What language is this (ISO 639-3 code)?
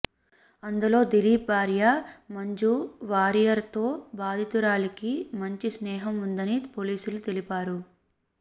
tel